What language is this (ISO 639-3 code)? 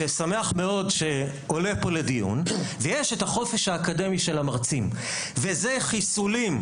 heb